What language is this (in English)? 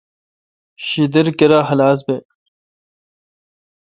Kalkoti